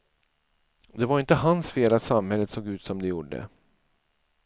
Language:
Swedish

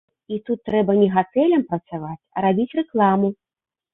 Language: Belarusian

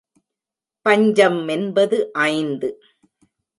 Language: Tamil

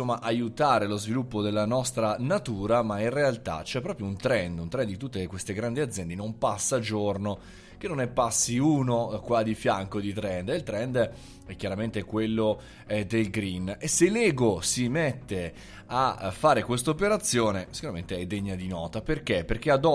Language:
Italian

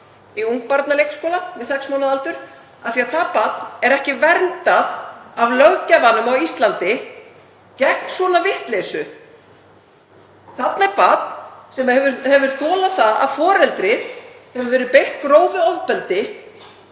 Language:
Icelandic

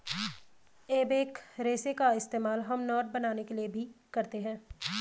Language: Hindi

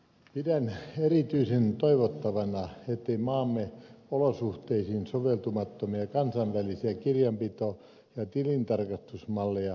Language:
Finnish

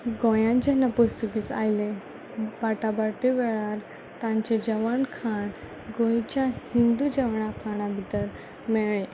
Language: Konkani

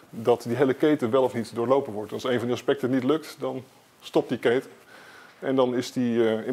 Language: Dutch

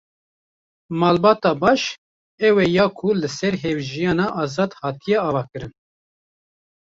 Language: Kurdish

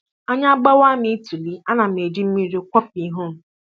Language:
Igbo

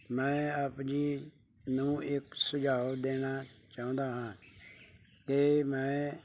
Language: Punjabi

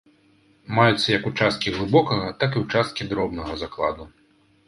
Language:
Belarusian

